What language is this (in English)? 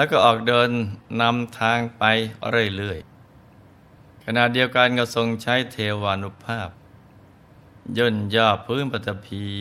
Thai